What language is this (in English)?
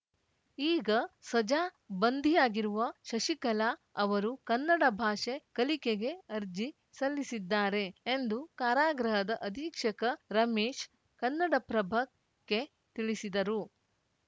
Kannada